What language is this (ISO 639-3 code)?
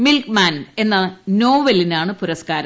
mal